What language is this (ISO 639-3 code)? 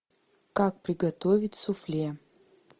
rus